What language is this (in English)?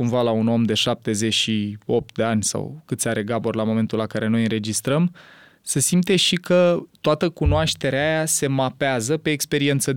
Romanian